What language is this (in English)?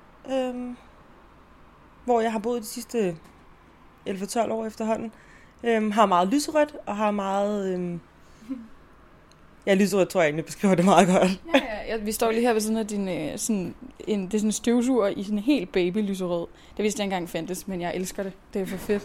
Danish